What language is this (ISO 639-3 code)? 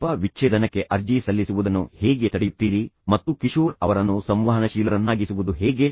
kan